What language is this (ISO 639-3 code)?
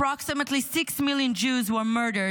heb